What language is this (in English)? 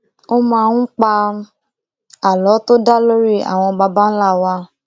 Yoruba